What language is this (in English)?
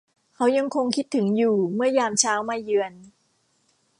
Thai